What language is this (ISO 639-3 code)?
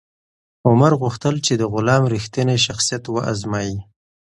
pus